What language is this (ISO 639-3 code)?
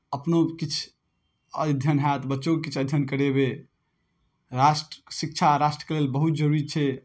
mai